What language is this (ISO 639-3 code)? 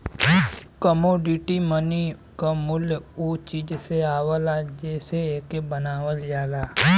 bho